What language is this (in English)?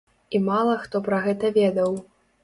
Belarusian